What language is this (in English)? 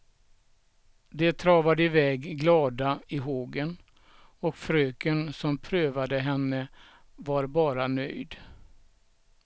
Swedish